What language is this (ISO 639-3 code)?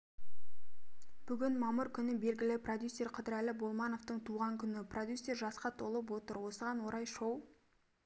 kaz